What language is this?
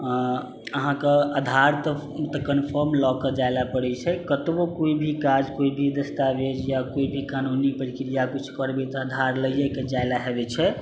Maithili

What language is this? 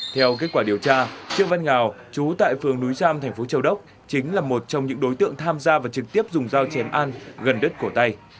Vietnamese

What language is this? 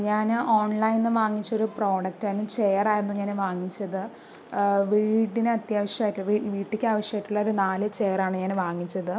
Malayalam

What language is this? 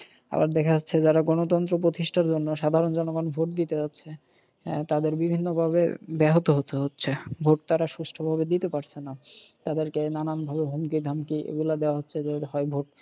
Bangla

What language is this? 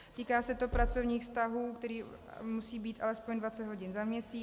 Czech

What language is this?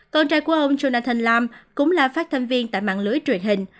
Vietnamese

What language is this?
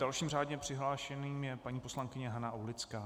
Czech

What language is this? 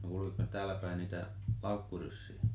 Finnish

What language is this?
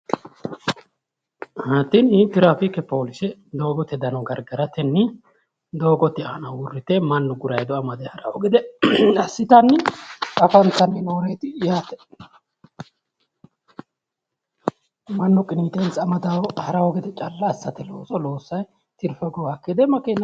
Sidamo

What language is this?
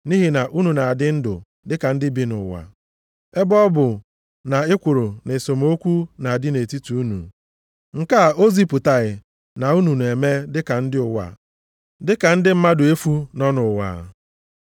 Igbo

